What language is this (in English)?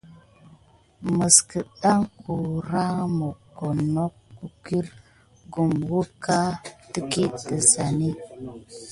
Gidar